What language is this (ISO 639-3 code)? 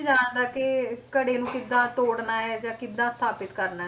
pan